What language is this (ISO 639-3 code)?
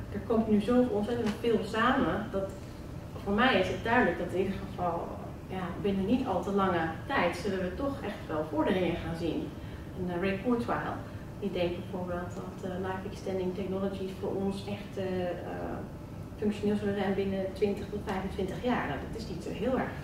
nld